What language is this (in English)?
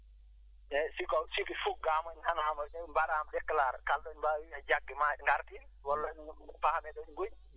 Fula